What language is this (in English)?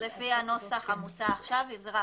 Hebrew